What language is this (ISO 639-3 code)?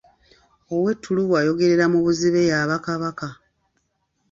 lug